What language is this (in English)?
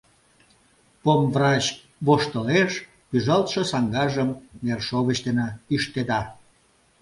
Mari